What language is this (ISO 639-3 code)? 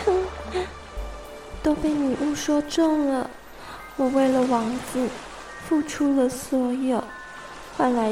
zho